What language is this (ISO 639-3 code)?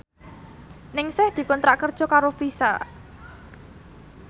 jav